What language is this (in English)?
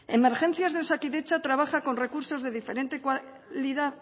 Spanish